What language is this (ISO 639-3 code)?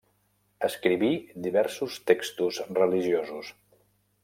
cat